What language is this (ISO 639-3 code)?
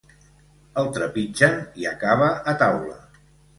cat